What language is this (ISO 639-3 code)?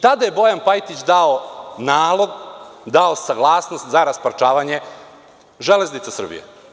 srp